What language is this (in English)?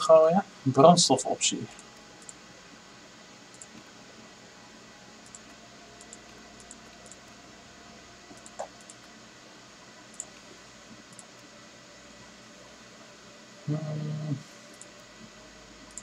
Dutch